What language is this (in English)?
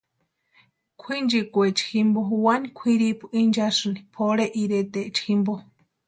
Western Highland Purepecha